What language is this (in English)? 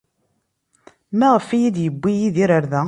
Kabyle